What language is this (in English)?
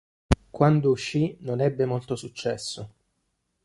Italian